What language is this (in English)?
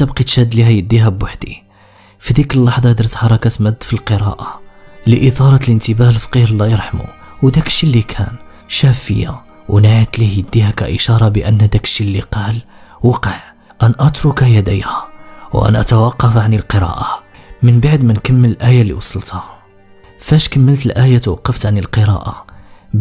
Arabic